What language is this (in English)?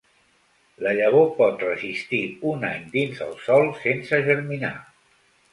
Catalan